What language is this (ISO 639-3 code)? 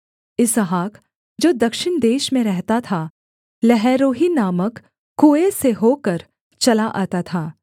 hin